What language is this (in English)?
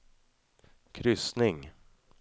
Swedish